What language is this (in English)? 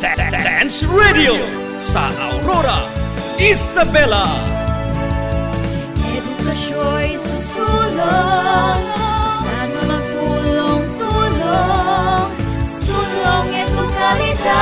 Filipino